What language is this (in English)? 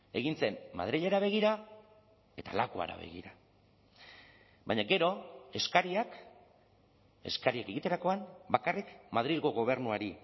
Basque